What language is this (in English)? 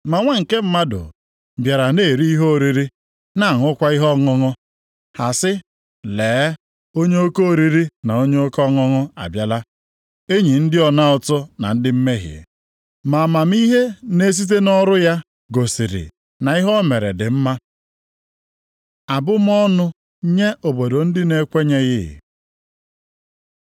Igbo